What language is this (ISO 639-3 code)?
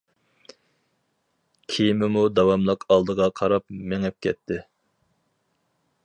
uig